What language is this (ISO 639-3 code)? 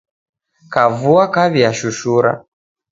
dav